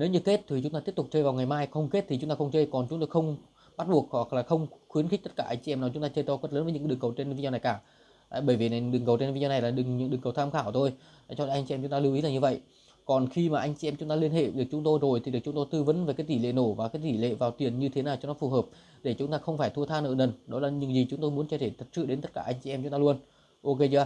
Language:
Vietnamese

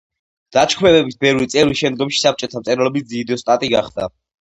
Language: Georgian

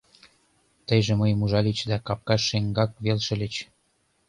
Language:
Mari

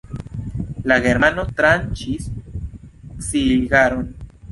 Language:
Esperanto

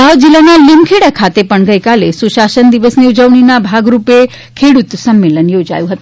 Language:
Gujarati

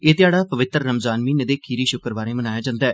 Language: Dogri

